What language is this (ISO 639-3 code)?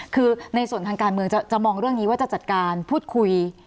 tha